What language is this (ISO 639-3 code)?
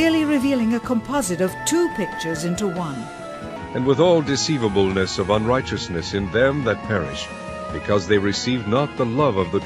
eng